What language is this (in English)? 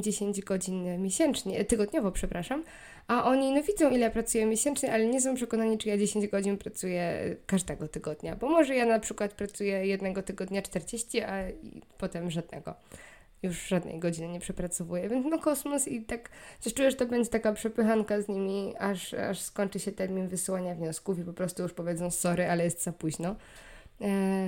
Polish